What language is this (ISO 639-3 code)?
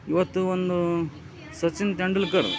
kan